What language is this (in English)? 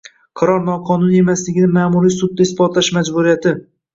Uzbek